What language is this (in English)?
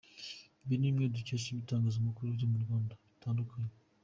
Kinyarwanda